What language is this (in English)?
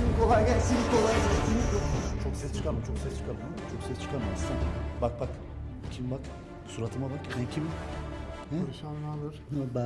Turkish